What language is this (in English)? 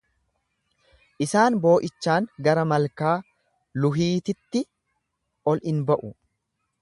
Oromo